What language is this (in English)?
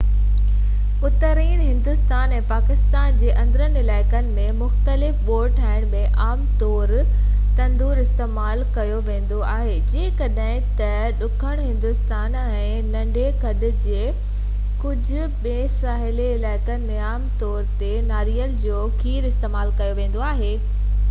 Sindhi